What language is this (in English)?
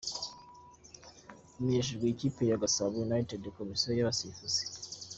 Kinyarwanda